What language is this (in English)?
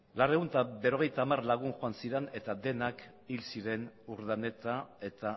Basque